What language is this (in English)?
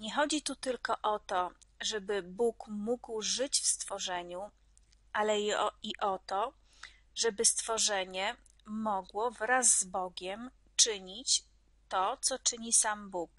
Polish